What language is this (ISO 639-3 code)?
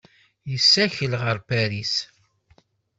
kab